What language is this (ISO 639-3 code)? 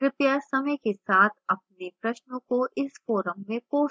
hin